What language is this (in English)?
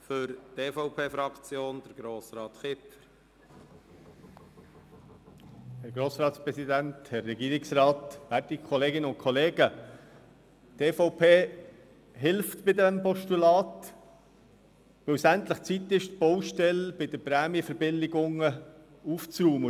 Swiss German